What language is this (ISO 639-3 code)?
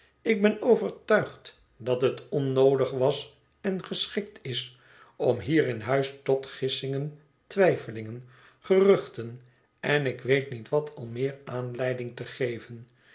nld